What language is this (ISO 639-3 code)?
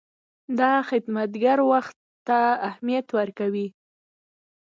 pus